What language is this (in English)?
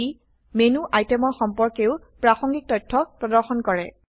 Assamese